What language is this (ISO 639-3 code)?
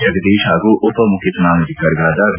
kan